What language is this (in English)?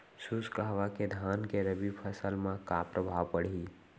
Chhattisgarhi